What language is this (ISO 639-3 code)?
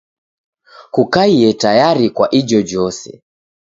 dav